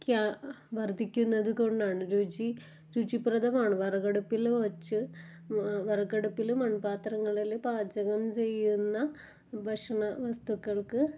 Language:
Malayalam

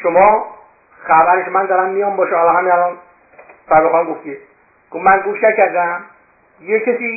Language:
Persian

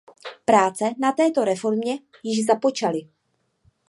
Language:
Czech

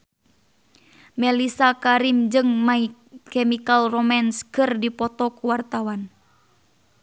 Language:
Sundanese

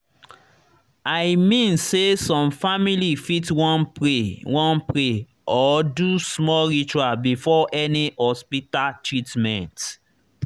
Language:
Nigerian Pidgin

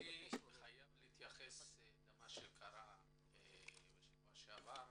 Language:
Hebrew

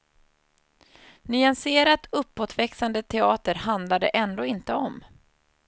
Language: Swedish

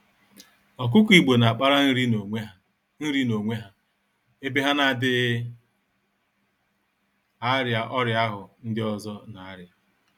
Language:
Igbo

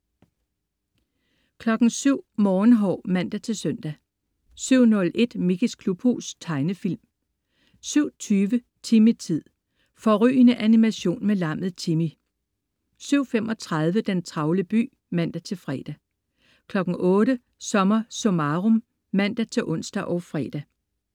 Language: Danish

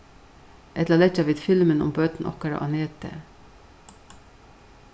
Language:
Faroese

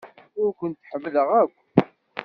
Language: Kabyle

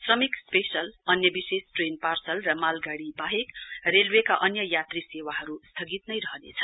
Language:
Nepali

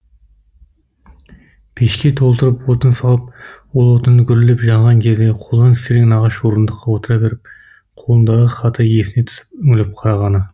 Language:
Kazakh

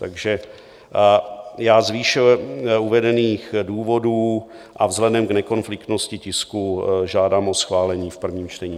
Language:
Czech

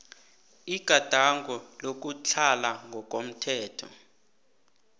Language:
South Ndebele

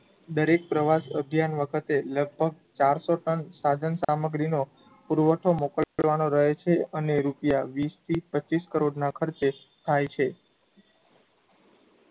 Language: Gujarati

